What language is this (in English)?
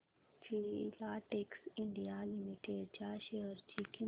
Marathi